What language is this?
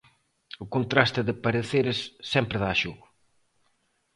Galician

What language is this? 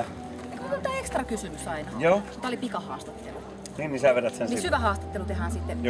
Finnish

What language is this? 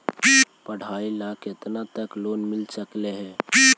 Magahi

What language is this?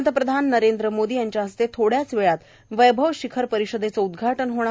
Marathi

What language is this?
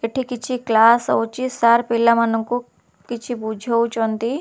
Odia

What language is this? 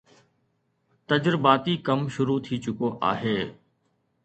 Sindhi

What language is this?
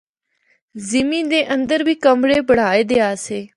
Northern Hindko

